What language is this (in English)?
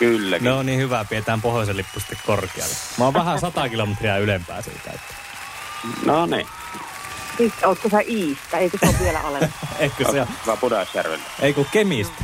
Finnish